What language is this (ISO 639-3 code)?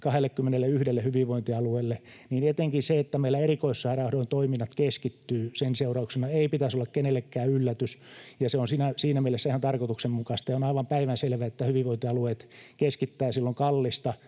fin